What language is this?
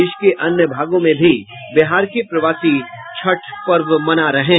Hindi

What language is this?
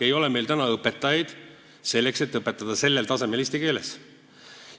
Estonian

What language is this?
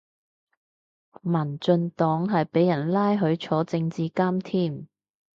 Cantonese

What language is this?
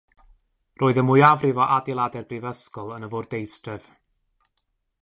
Welsh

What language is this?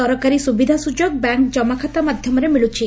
Odia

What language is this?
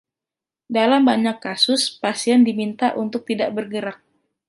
Indonesian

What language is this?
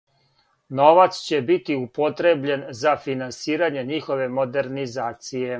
Serbian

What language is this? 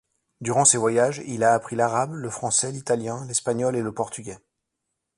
French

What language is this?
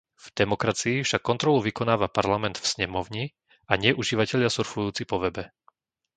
Slovak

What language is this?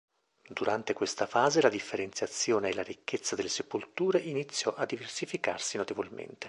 Italian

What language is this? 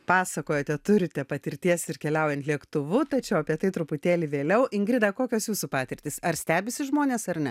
Lithuanian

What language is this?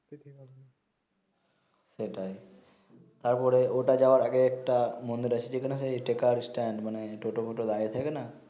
Bangla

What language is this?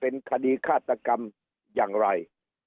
Thai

